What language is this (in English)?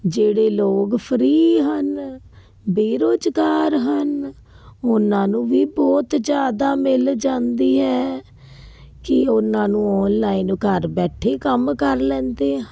Punjabi